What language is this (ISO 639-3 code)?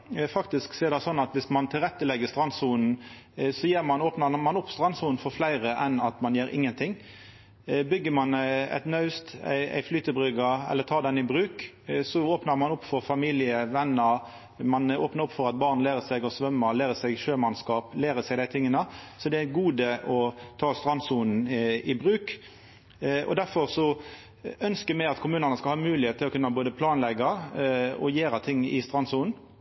nno